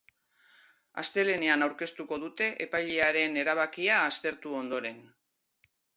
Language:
Basque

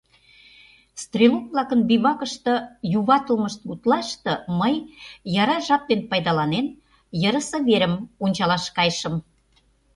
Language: Mari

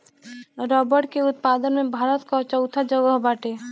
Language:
Bhojpuri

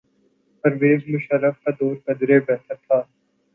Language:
Urdu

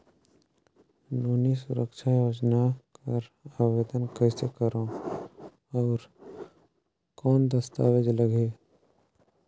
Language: Chhattisgarhi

